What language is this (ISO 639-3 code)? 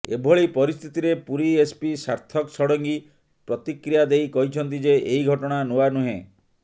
ori